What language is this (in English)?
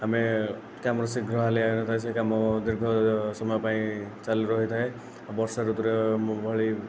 Odia